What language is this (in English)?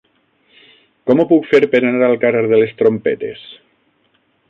Catalan